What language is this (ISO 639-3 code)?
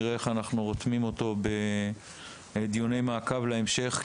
heb